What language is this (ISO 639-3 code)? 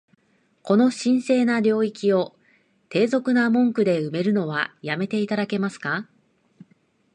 jpn